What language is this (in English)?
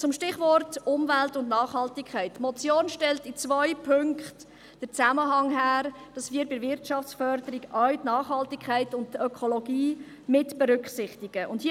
Swiss German